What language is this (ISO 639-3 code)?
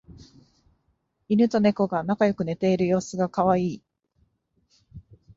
jpn